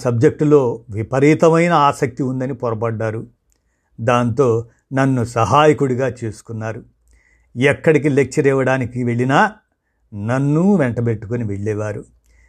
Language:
Telugu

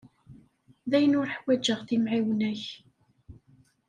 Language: Kabyle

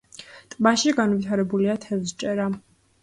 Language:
Georgian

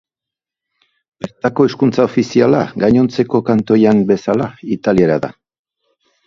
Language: Basque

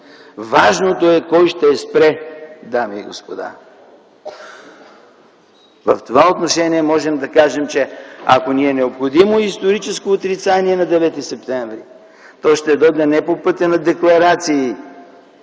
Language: Bulgarian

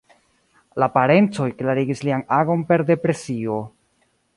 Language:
Esperanto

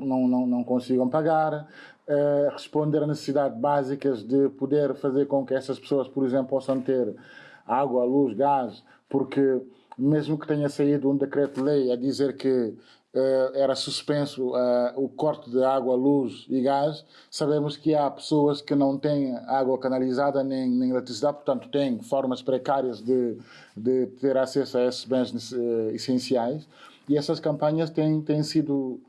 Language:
Portuguese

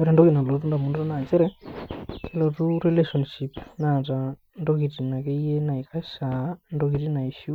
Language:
Masai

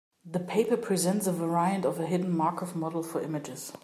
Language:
English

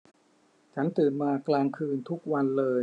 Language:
Thai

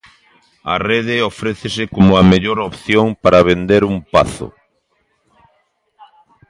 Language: Galician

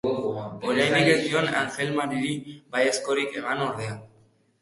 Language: Basque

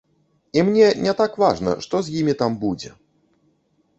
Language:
Belarusian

